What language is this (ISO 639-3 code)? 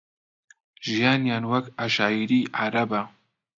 ckb